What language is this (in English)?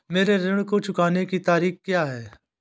Hindi